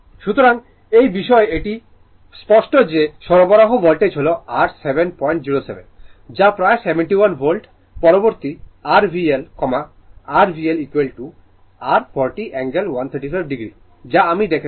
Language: Bangla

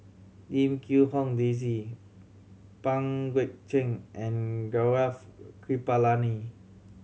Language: English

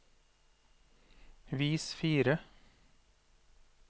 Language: Norwegian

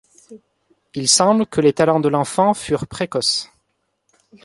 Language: French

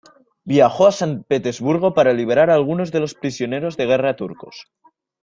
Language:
Spanish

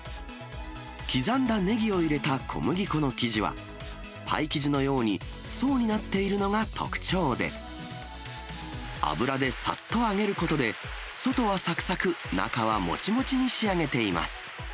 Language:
Japanese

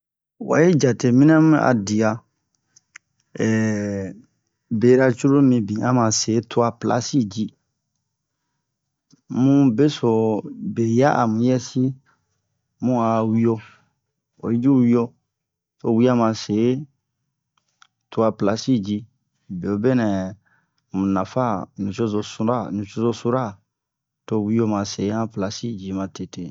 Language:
Bomu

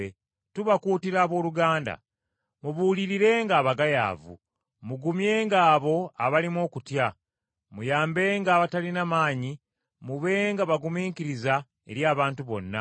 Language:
Ganda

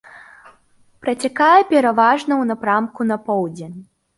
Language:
Belarusian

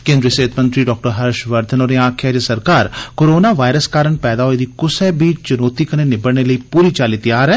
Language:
Dogri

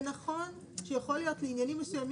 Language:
Hebrew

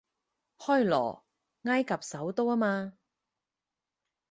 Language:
Cantonese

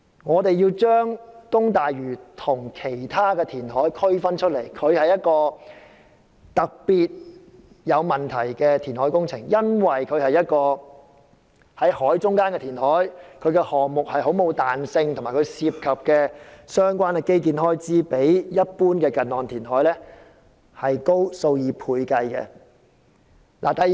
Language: Cantonese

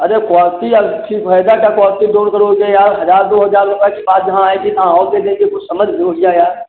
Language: Hindi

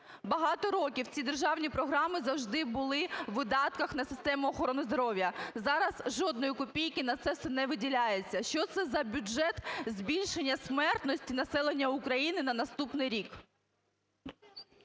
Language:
Ukrainian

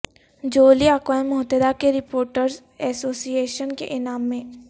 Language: Urdu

